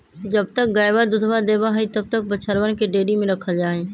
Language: Magahi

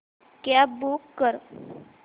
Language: Marathi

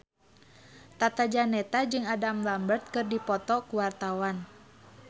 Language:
Sundanese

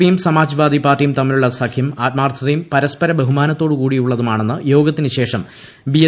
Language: Malayalam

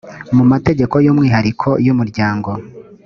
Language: Kinyarwanda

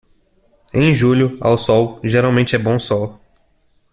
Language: Portuguese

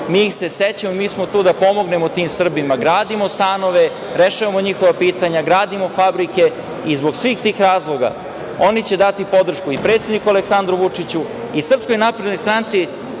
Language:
Serbian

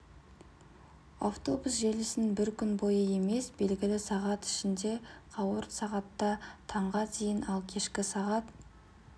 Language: Kazakh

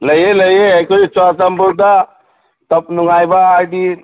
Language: Manipuri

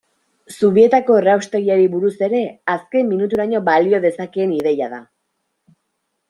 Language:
Basque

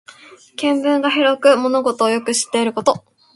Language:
Japanese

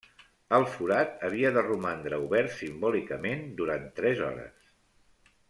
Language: Catalan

